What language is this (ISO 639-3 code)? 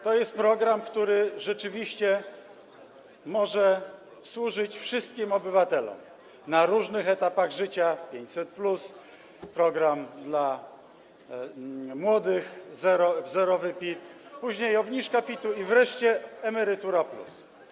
pol